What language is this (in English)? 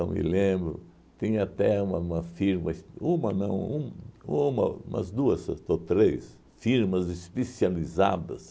Portuguese